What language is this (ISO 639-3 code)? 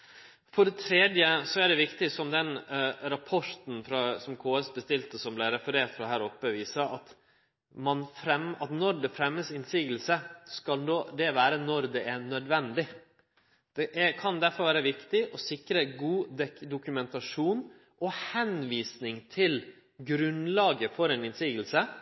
nno